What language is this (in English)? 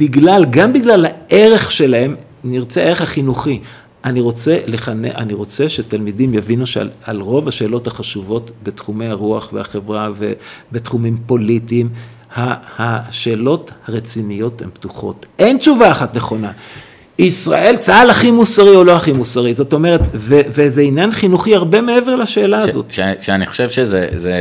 Hebrew